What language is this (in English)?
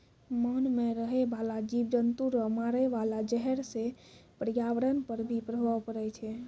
Maithili